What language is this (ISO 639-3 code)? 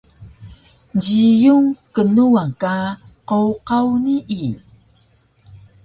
trv